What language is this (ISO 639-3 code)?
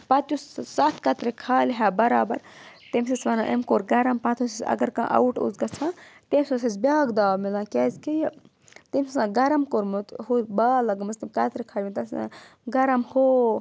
kas